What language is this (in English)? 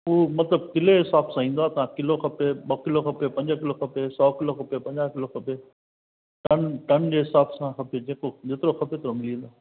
Sindhi